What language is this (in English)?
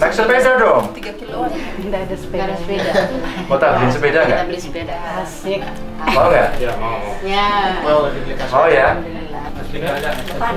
Indonesian